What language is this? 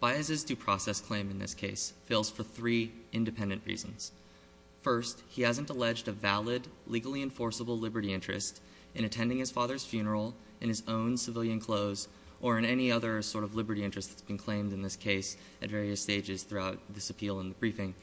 English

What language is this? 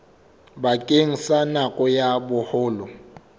Southern Sotho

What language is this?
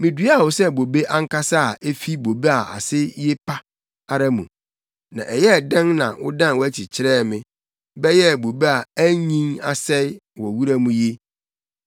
Akan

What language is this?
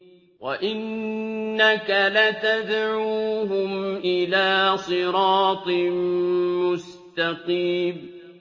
Arabic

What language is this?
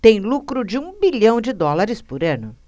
Portuguese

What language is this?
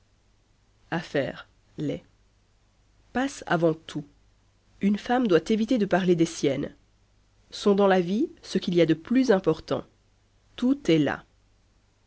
French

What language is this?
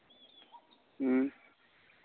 Santali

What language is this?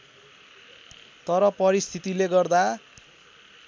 Nepali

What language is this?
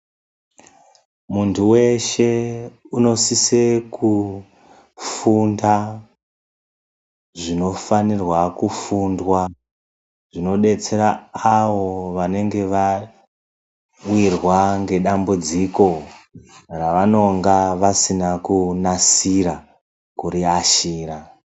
Ndau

